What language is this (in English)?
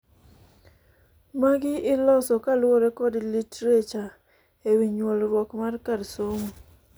Luo (Kenya and Tanzania)